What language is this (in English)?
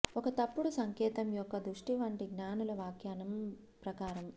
Telugu